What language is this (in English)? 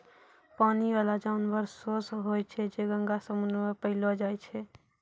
Maithili